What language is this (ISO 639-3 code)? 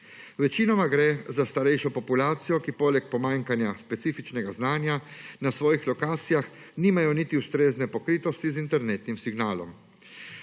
slv